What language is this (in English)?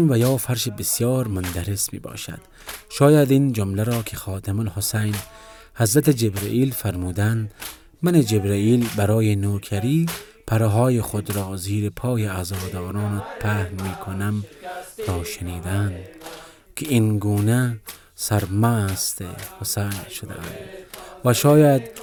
Persian